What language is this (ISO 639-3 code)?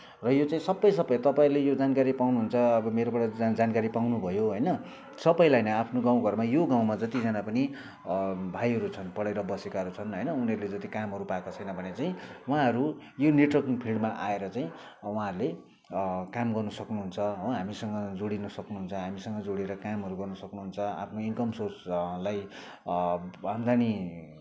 nep